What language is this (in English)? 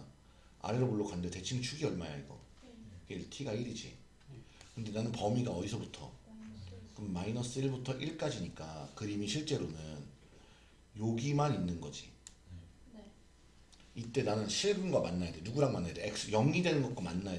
Korean